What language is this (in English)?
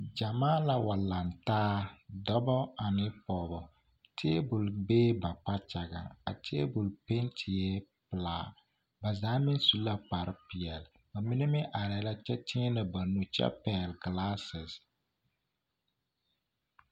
Southern Dagaare